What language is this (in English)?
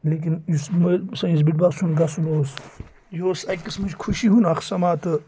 Kashmiri